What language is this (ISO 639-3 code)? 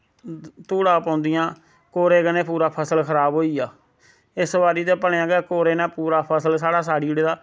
doi